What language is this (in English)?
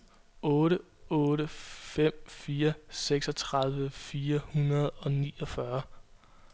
Danish